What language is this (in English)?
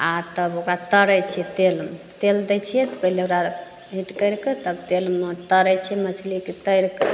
Maithili